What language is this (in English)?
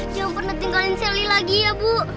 Indonesian